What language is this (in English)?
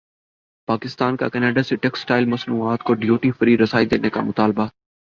Urdu